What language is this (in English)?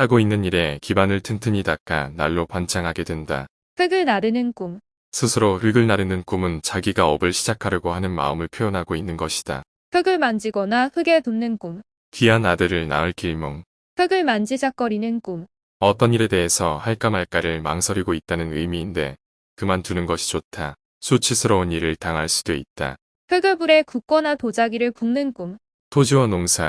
Korean